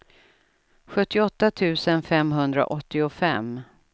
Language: Swedish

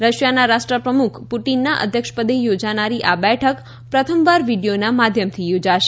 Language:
Gujarati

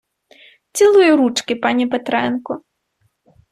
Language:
Ukrainian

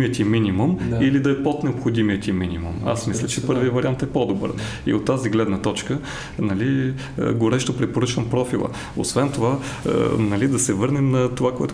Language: Bulgarian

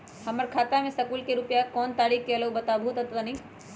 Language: Magahi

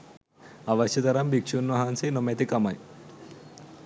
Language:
Sinhala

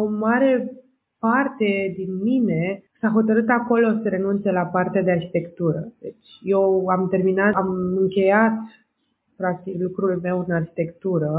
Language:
Romanian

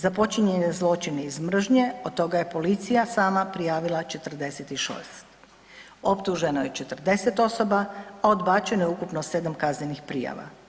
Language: Croatian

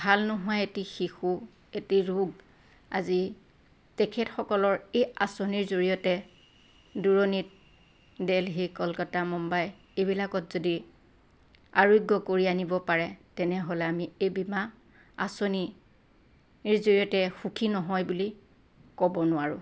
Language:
Assamese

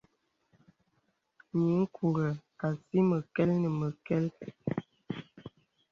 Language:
Bebele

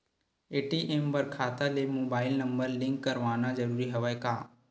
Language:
Chhattisgarhi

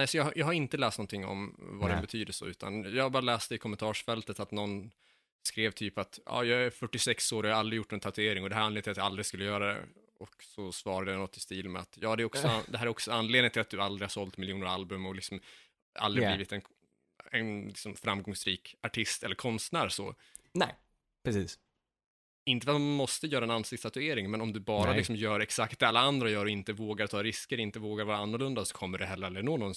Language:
Swedish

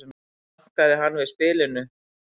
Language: Icelandic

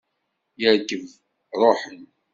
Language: Kabyle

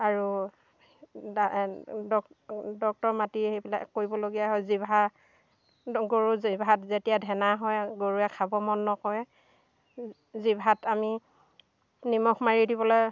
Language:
Assamese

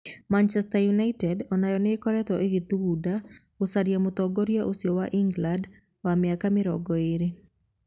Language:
Kikuyu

